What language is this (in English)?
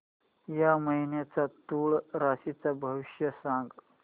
Marathi